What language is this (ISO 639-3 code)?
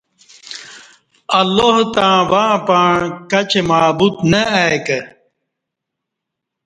bsh